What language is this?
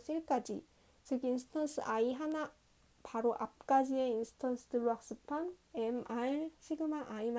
Korean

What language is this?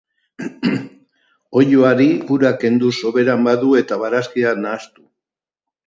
Basque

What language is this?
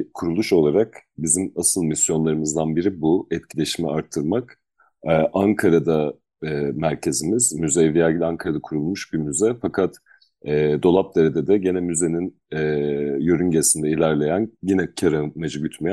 Turkish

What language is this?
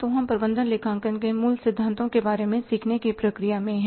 Hindi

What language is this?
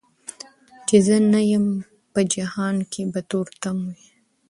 Pashto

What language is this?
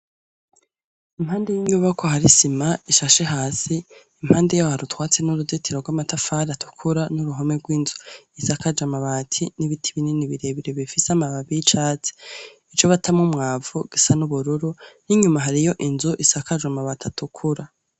Rundi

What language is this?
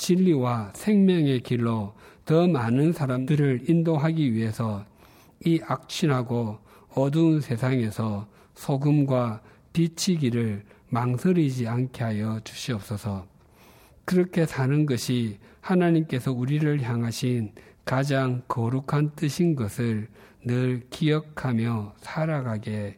Korean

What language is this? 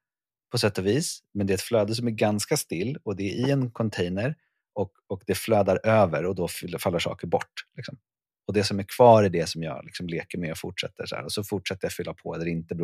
Swedish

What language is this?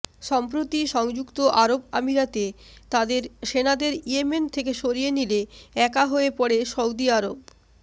Bangla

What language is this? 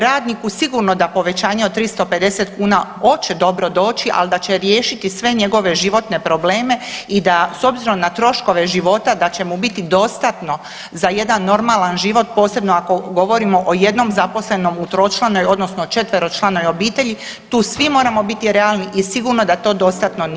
Croatian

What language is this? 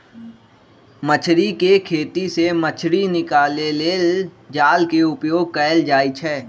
Magahi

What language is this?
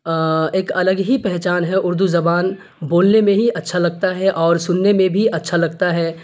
Urdu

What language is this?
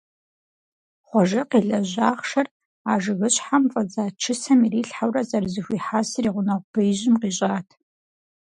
Kabardian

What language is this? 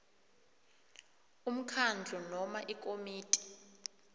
South Ndebele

